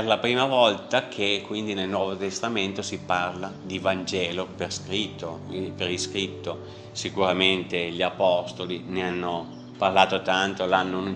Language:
Italian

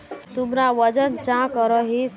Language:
Magahi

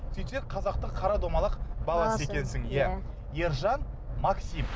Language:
Kazakh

